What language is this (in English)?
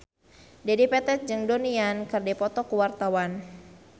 Sundanese